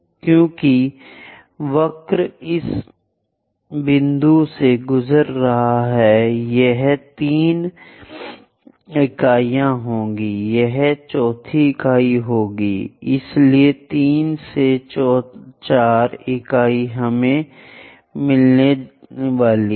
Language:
Hindi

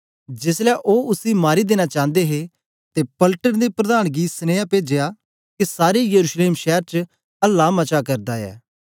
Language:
Dogri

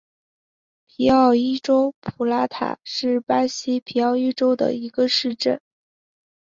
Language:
Chinese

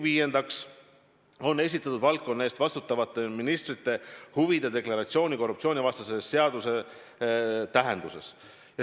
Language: Estonian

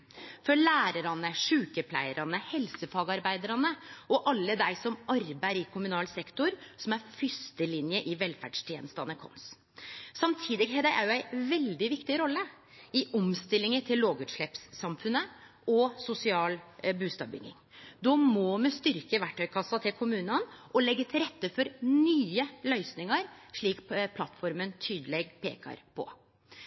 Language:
Norwegian Nynorsk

